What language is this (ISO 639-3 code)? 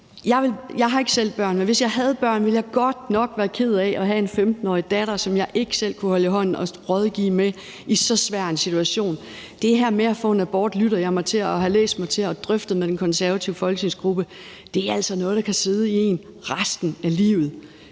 dan